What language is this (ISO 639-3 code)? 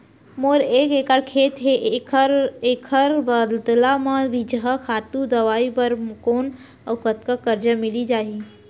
hne